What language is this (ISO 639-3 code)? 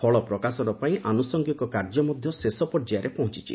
ori